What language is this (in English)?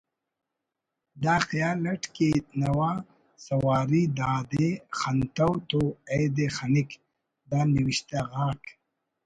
Brahui